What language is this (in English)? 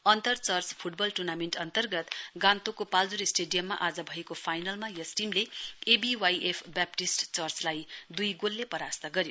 Nepali